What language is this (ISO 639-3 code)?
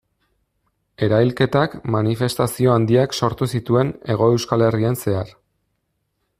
eus